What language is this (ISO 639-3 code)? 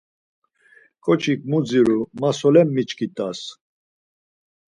lzz